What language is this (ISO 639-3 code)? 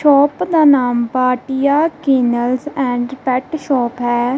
pan